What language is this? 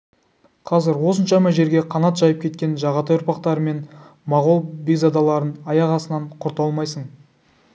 Kazakh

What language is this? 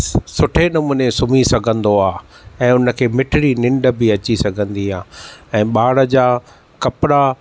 Sindhi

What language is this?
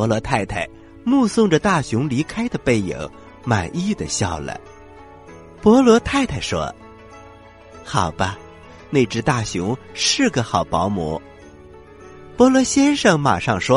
Chinese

